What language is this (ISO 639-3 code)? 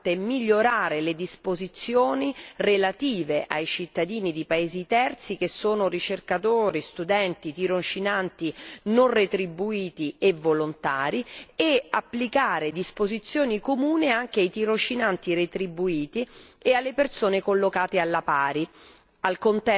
ita